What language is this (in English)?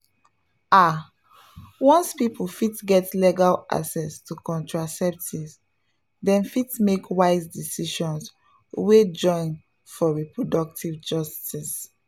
Nigerian Pidgin